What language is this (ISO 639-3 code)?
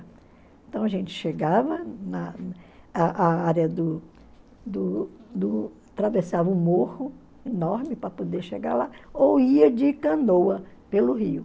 por